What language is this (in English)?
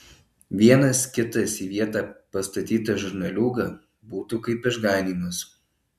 Lithuanian